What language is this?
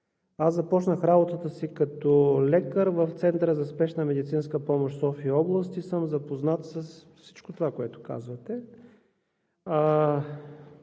Bulgarian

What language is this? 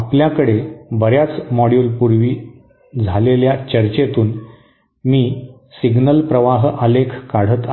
Marathi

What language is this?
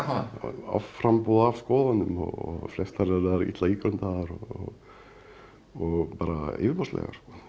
Icelandic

